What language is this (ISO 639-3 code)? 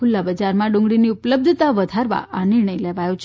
guj